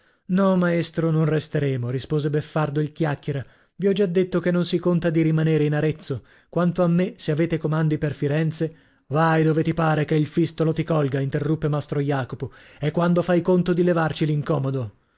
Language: Italian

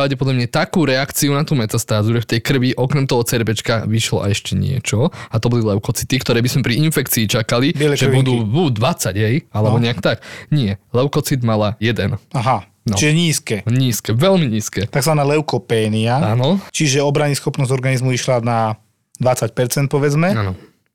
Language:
Slovak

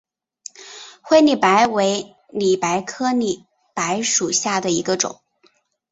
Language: Chinese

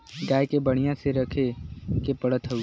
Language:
Bhojpuri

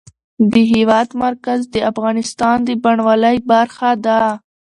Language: Pashto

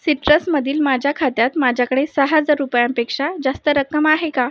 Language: Marathi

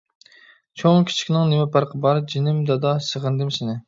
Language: Uyghur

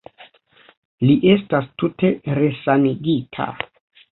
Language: Esperanto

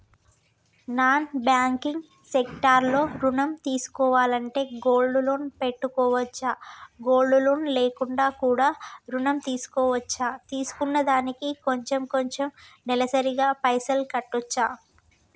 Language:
Telugu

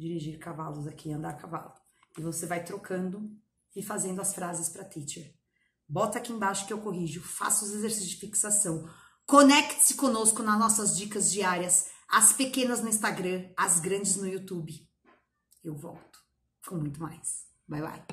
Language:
Portuguese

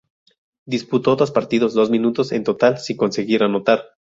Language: Spanish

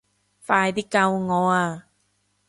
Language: Cantonese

